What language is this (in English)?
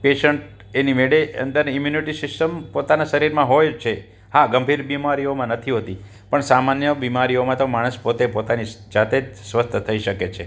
Gujarati